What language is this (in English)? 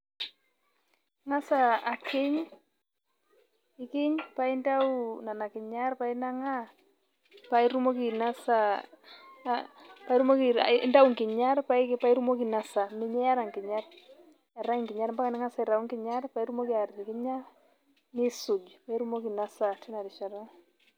Masai